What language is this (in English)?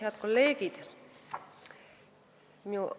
Estonian